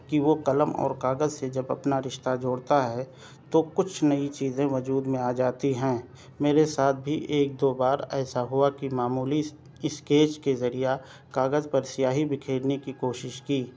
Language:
Urdu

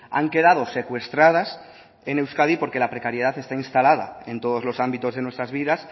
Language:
Spanish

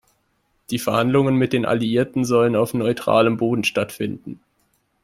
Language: German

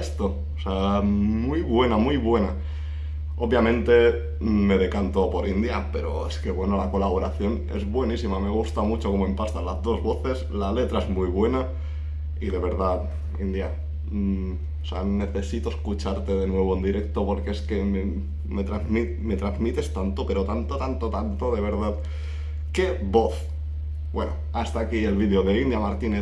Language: Spanish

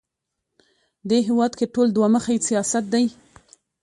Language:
Pashto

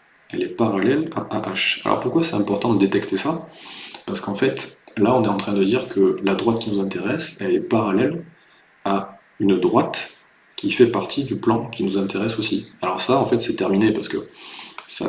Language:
French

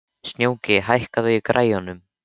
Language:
Icelandic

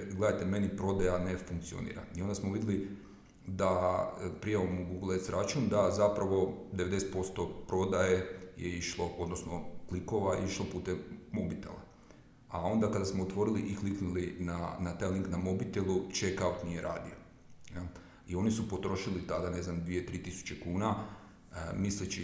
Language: Croatian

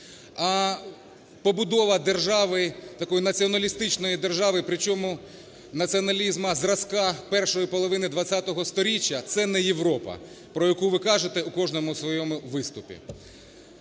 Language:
Ukrainian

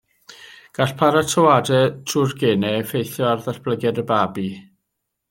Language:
Welsh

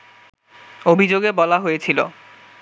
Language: Bangla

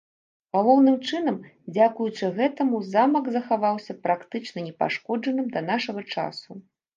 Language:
Belarusian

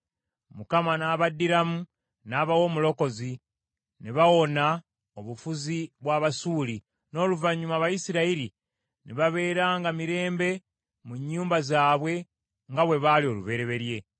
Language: Ganda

